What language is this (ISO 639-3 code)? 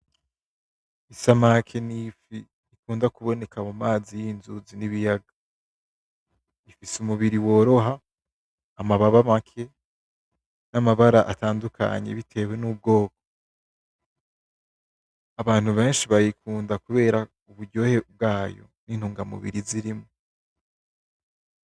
run